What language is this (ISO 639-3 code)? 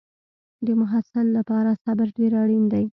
pus